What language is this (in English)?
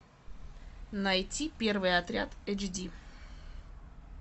Russian